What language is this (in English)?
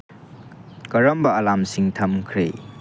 Manipuri